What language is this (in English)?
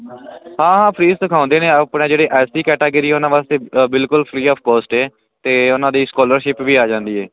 Punjabi